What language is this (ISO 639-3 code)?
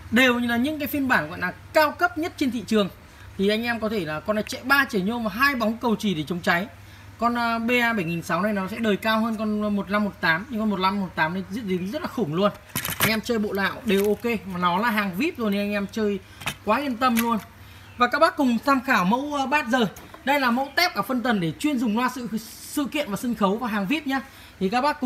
vie